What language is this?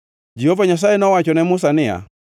Luo (Kenya and Tanzania)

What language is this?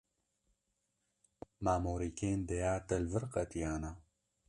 Kurdish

